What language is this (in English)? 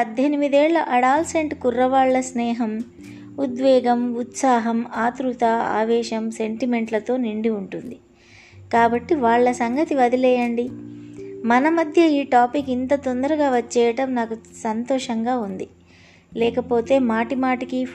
Telugu